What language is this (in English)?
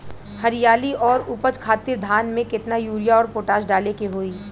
Bhojpuri